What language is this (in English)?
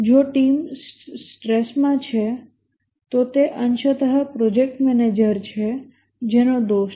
Gujarati